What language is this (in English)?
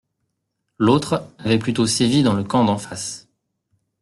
French